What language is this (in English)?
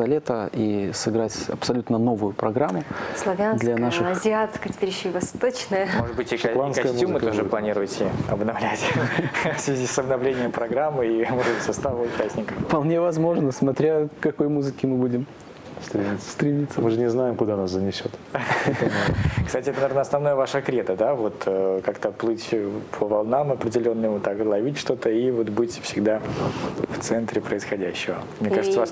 Russian